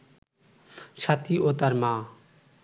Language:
Bangla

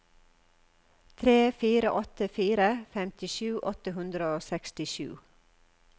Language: Norwegian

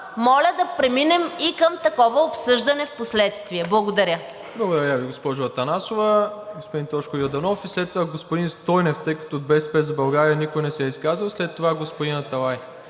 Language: Bulgarian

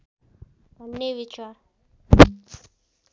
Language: Nepali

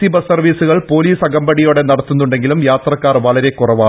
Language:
Malayalam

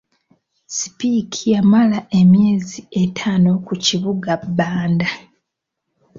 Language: Ganda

